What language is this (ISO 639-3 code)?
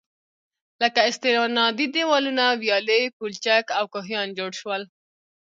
pus